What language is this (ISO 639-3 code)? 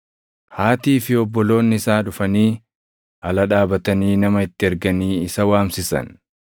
orm